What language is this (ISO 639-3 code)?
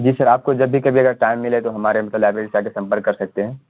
urd